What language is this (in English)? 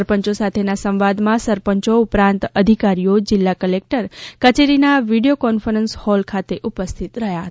Gujarati